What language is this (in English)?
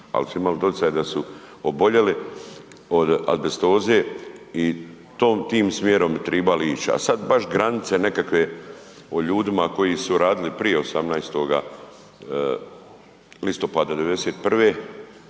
Croatian